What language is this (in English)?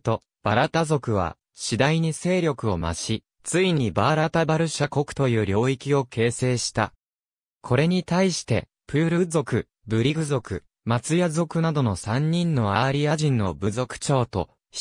Japanese